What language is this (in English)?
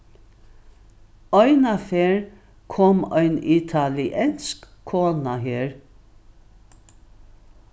Faroese